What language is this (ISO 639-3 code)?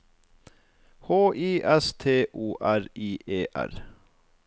nor